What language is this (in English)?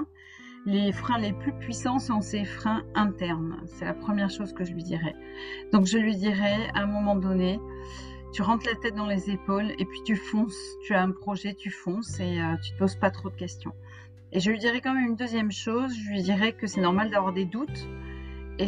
French